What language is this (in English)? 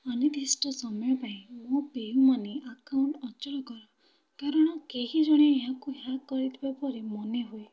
Odia